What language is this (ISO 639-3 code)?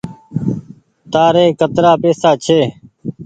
gig